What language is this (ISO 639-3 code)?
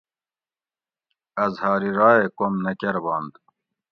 gwc